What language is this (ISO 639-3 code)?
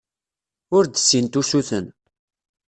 kab